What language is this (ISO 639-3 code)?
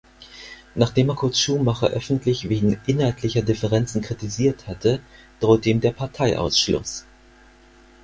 deu